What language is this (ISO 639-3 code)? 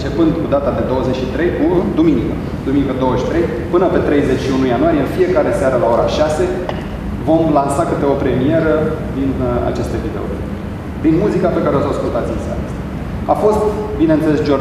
ron